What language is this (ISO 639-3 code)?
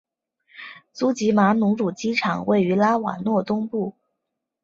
zho